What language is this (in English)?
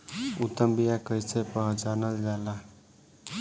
Bhojpuri